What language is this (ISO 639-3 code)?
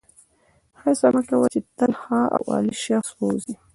pus